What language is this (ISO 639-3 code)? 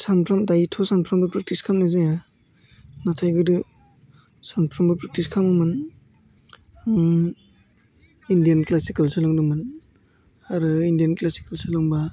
brx